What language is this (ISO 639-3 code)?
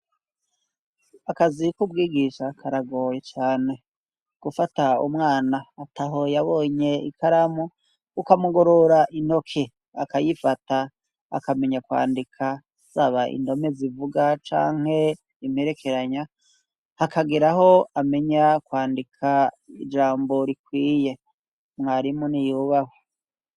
run